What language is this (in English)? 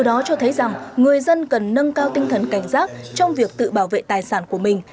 Vietnamese